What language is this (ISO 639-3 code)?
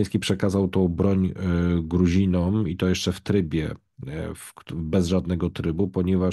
pol